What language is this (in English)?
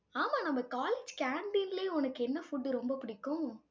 Tamil